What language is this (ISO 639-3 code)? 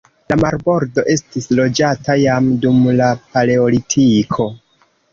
epo